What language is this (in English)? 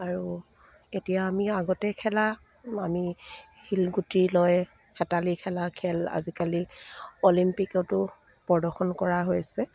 Assamese